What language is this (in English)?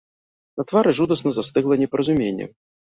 Belarusian